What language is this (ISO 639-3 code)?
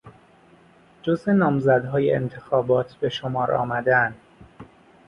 fas